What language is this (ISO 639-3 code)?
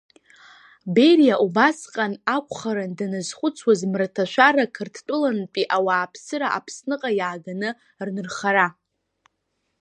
abk